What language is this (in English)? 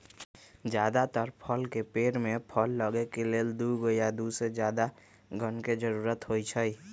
Magahi